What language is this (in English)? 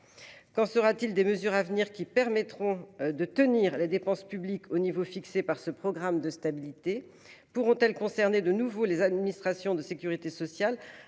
French